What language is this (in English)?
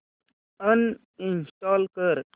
Marathi